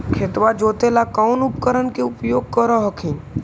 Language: Magahi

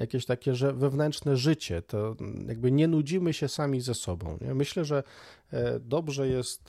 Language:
Polish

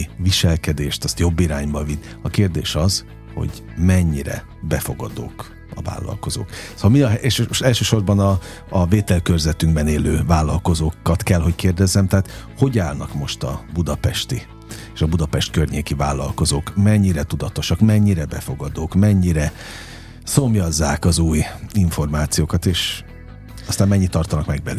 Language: Hungarian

